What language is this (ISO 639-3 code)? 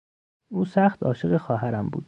fas